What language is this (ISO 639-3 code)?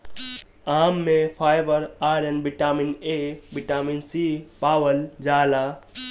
bho